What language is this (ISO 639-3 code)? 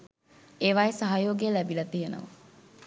sin